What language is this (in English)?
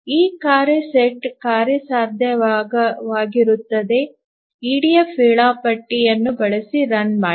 Kannada